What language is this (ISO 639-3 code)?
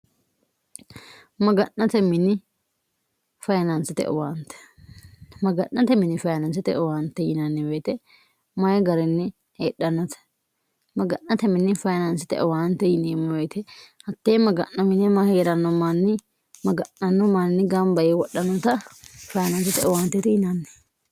sid